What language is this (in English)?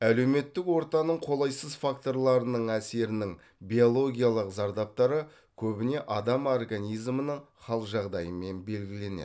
Kazakh